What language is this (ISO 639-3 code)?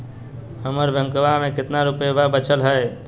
mag